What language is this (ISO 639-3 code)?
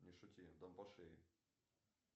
rus